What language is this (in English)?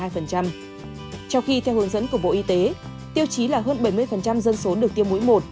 Vietnamese